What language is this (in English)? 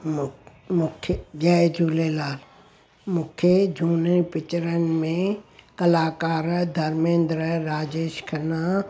Sindhi